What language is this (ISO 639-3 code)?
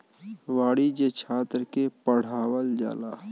bho